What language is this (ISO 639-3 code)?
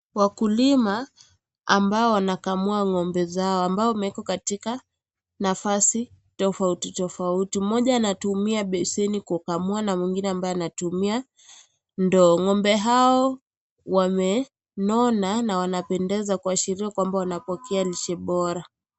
swa